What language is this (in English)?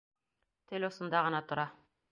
Bashkir